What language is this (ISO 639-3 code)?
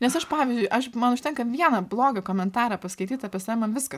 lit